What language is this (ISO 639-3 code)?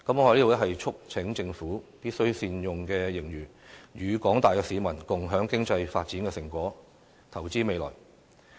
yue